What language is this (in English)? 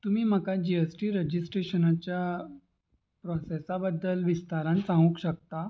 Konkani